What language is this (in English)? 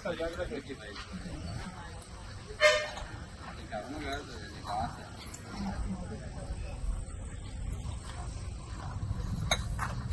Telugu